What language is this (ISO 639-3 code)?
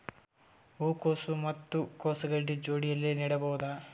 kan